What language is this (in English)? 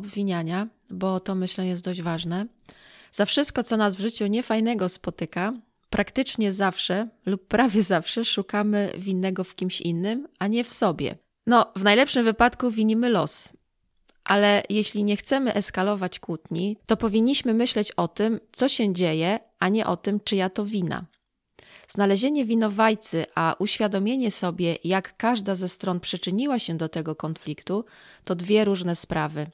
Polish